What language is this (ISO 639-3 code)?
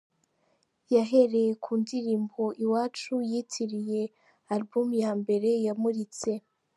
kin